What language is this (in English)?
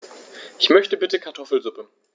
German